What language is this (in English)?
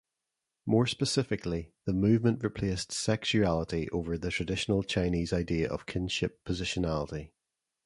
English